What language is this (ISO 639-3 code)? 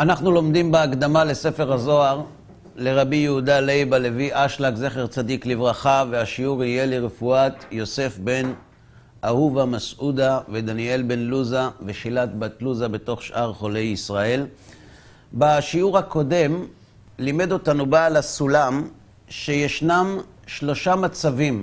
heb